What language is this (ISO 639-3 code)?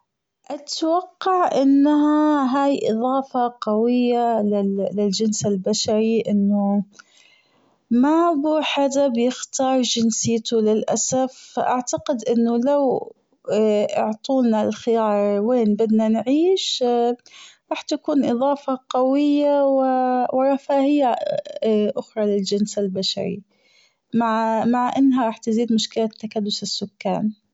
afb